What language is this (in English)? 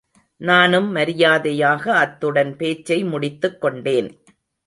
Tamil